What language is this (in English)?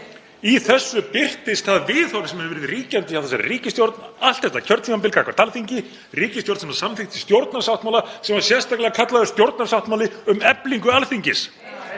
Icelandic